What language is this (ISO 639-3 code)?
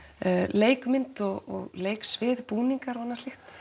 isl